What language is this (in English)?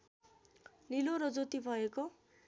Nepali